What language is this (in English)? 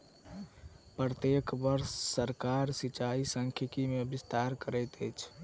Maithili